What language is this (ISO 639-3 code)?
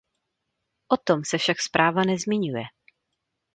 ces